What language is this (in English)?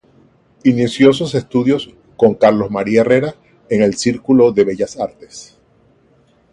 Spanish